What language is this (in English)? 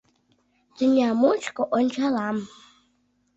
Mari